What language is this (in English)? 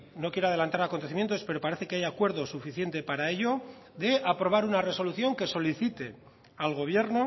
Spanish